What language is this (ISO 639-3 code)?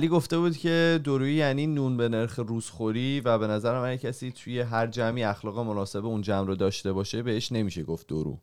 fas